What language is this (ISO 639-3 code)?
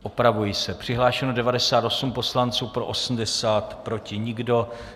ces